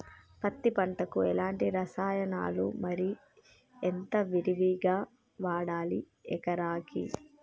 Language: Telugu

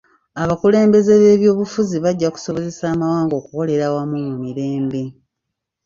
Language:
Ganda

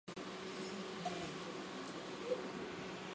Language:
Chinese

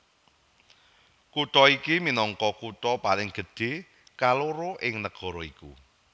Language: Javanese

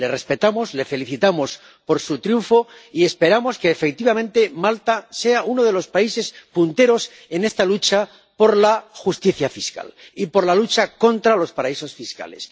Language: Spanish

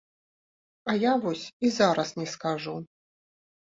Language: Belarusian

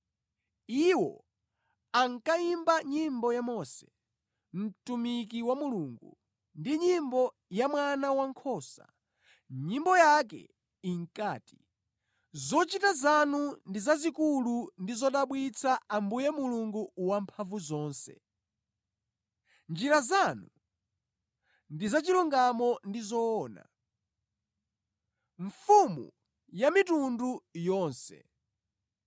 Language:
Nyanja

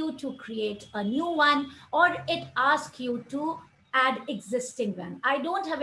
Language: English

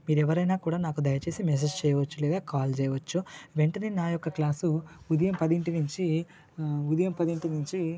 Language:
Telugu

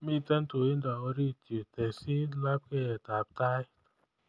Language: Kalenjin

